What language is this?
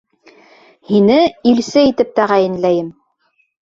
Bashkir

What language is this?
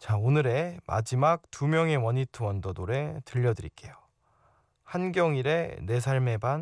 Korean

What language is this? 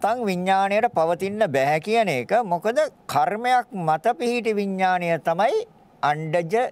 Indonesian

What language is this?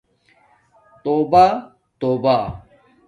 Domaaki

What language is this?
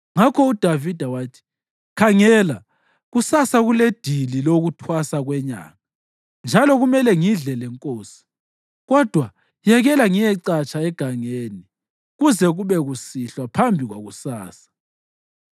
North Ndebele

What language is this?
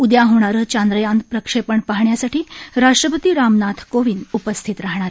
Marathi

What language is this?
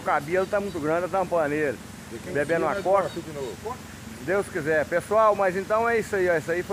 Portuguese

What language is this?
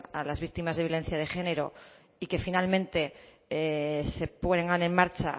Spanish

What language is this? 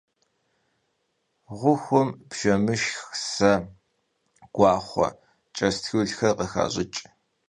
Kabardian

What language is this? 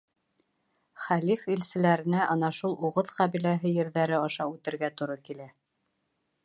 Bashkir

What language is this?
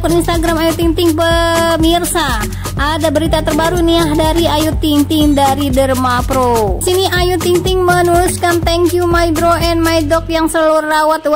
Indonesian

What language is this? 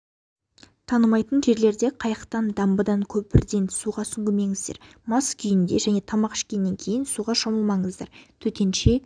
Kazakh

